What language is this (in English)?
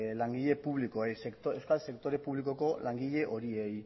Basque